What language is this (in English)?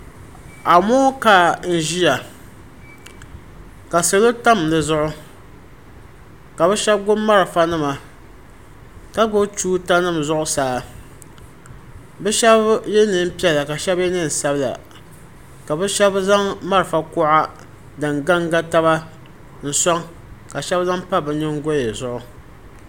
Dagbani